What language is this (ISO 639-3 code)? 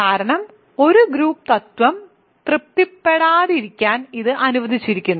mal